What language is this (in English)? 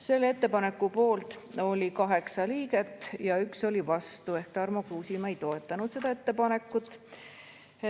Estonian